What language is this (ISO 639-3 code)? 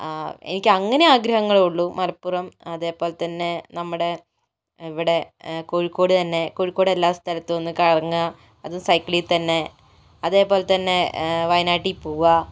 mal